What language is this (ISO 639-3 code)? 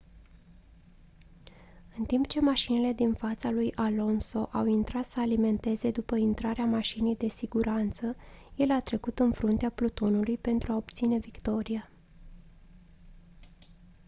ron